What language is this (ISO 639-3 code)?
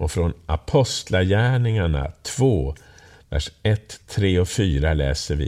swe